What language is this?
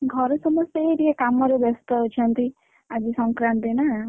Odia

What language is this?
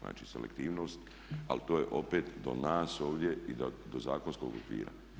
Croatian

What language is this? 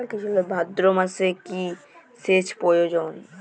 Bangla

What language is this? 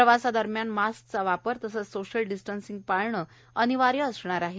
Marathi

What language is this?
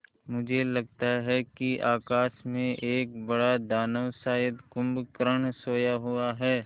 Hindi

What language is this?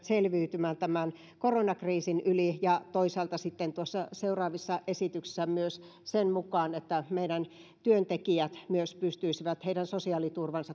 Finnish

